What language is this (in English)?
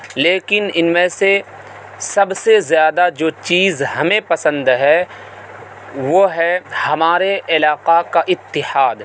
Urdu